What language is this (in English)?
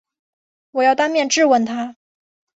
Chinese